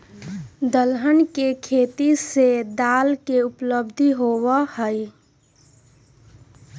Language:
Magahi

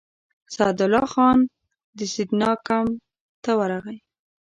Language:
Pashto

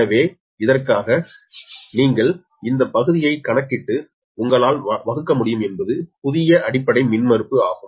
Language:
Tamil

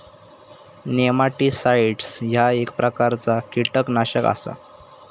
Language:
Marathi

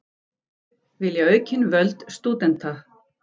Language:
Icelandic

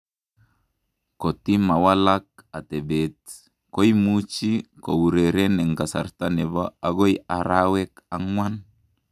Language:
Kalenjin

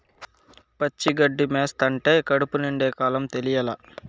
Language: Telugu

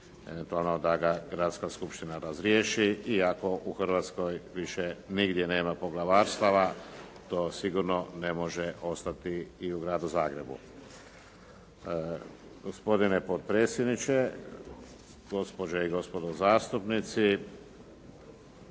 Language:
Croatian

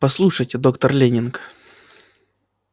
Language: Russian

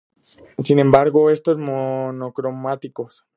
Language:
Spanish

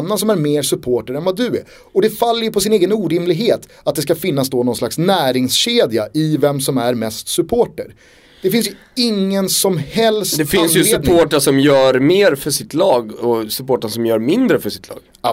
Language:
Swedish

